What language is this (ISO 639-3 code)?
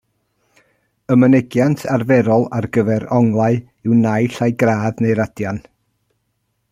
cym